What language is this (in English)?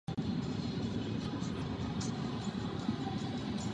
Czech